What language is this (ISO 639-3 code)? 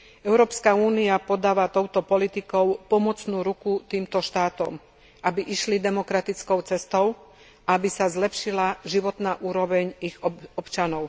slk